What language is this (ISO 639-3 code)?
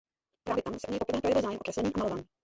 ces